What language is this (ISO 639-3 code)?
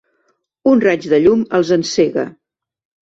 cat